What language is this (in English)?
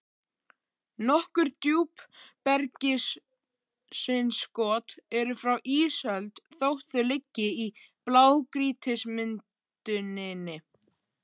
Icelandic